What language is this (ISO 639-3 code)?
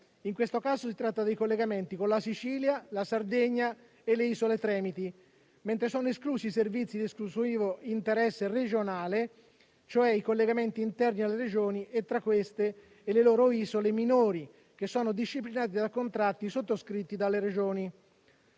ita